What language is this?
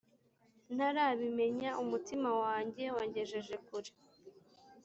Kinyarwanda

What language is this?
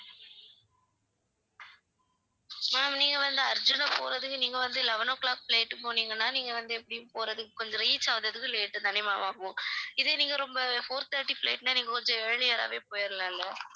Tamil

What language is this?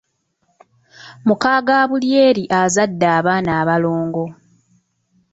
Ganda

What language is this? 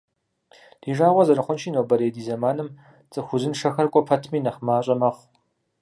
Kabardian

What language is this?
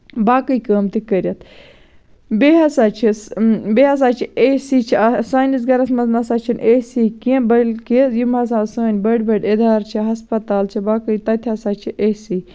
Kashmiri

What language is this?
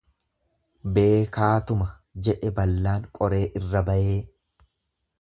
Oromo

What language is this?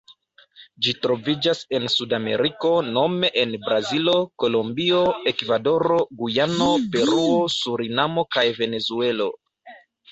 Esperanto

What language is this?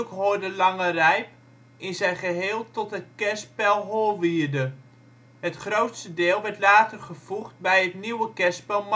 Dutch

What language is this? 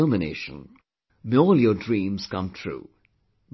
English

